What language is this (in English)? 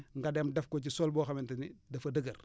Wolof